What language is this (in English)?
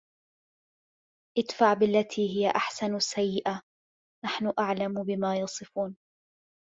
Arabic